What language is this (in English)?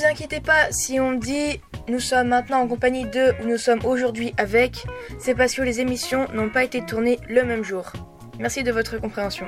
French